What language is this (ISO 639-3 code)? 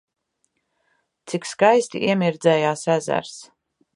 lav